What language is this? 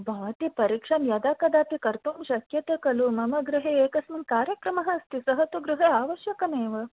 Sanskrit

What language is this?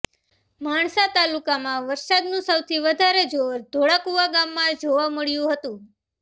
Gujarati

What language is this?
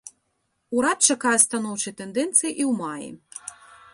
Belarusian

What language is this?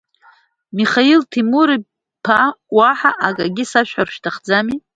Abkhazian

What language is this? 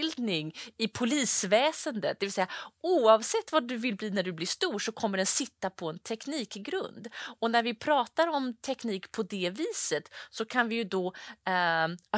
Swedish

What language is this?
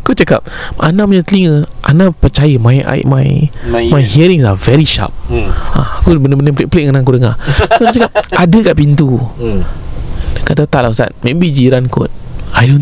Malay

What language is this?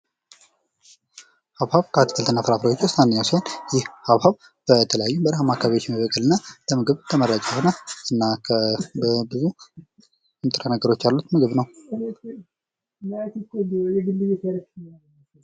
Amharic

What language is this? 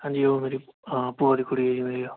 Punjabi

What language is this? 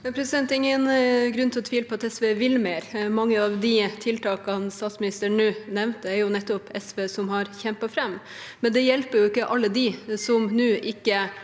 Norwegian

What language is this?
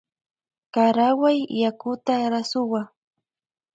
Loja Highland Quichua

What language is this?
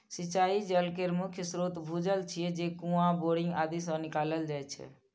Maithili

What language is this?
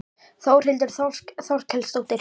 Icelandic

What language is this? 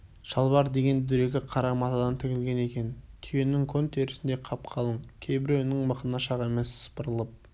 Kazakh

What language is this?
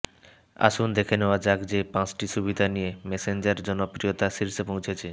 Bangla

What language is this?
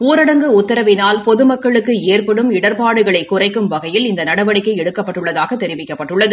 Tamil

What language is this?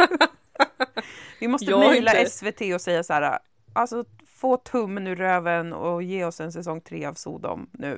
Swedish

